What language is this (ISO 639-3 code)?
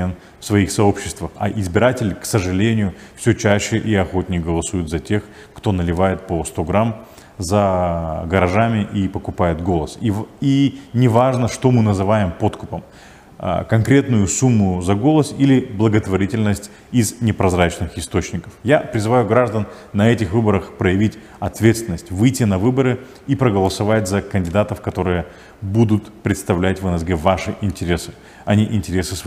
rus